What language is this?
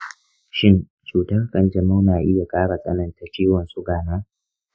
Hausa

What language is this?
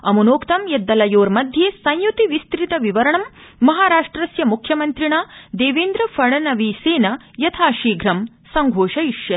Sanskrit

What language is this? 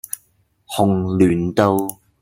Cantonese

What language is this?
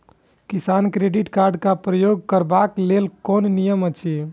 Maithili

